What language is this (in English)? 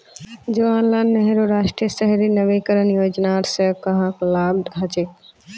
Magahi